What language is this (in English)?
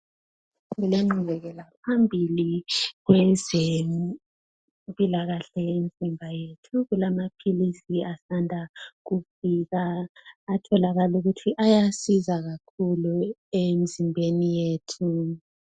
North Ndebele